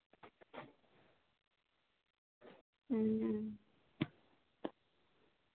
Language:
Santali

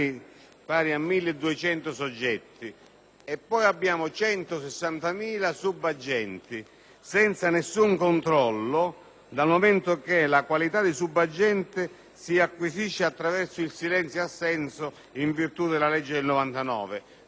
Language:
Italian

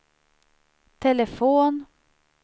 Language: Swedish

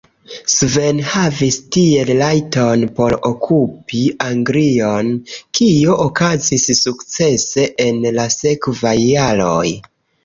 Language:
Esperanto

